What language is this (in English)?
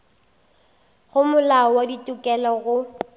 Northern Sotho